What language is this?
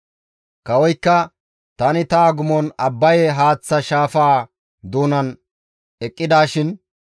Gamo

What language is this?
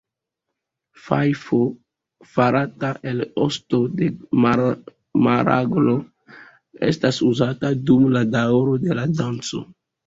Esperanto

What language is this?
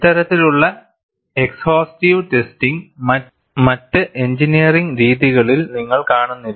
Malayalam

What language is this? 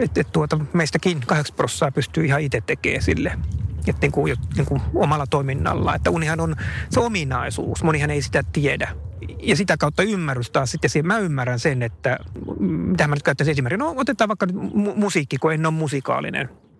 Finnish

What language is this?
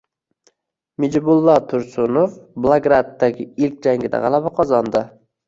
Uzbek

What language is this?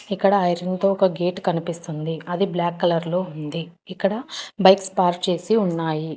Telugu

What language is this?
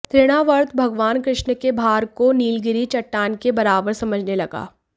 Hindi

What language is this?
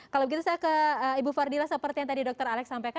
Indonesian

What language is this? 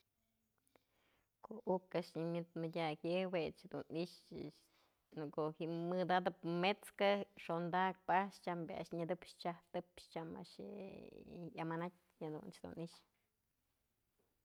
Mazatlán Mixe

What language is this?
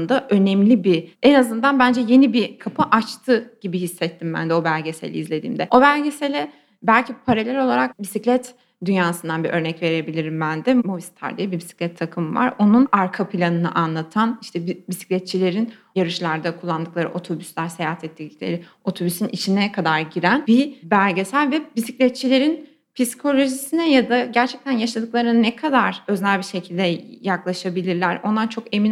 Turkish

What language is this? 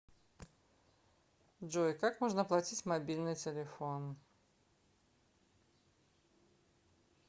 Russian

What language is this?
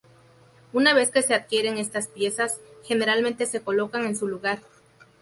Spanish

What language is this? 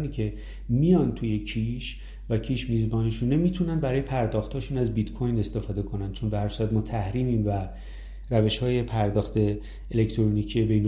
Persian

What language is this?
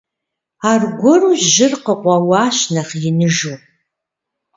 Kabardian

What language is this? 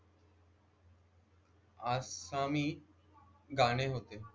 Marathi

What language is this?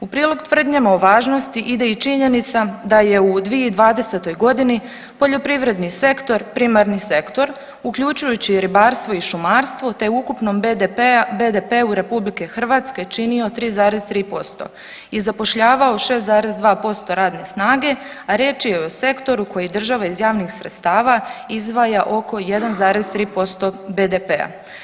Croatian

